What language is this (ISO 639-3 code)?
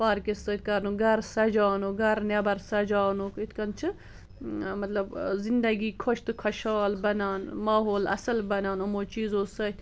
kas